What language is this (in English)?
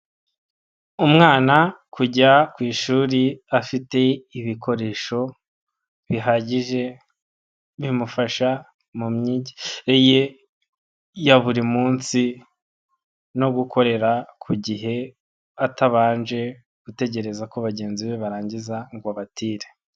Kinyarwanda